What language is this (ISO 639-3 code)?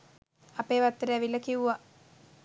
sin